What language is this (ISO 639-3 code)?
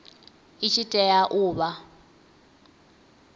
ven